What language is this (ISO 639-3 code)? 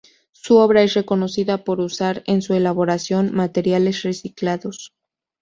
spa